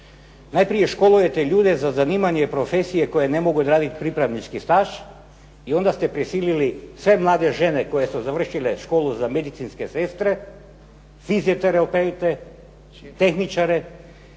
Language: Croatian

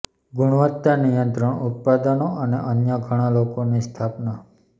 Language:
Gujarati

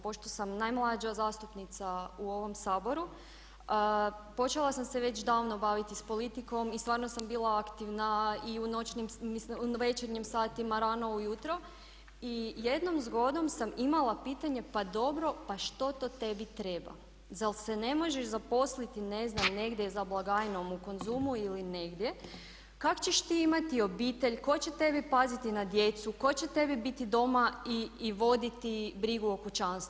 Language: Croatian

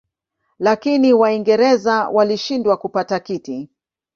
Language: Swahili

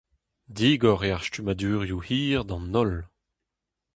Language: Breton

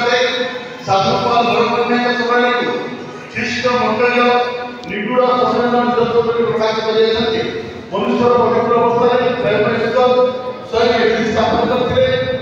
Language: Marathi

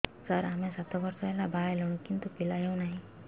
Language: Odia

